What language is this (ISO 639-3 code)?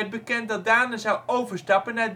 nld